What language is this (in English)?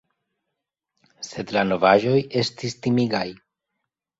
Esperanto